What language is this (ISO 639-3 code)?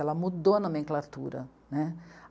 por